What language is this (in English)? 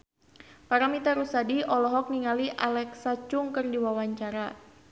Sundanese